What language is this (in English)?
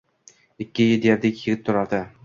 Uzbek